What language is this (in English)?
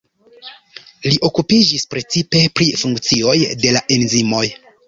Esperanto